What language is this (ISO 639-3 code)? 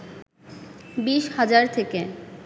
ben